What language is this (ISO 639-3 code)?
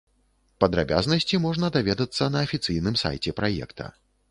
bel